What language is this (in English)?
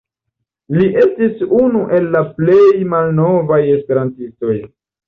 Esperanto